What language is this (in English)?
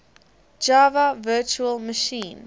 English